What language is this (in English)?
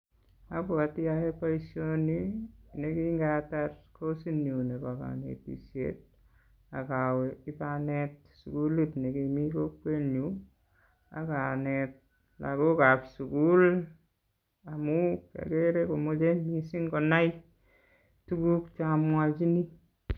Kalenjin